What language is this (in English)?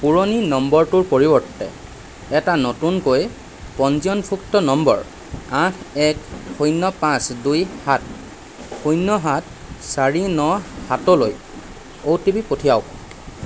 Assamese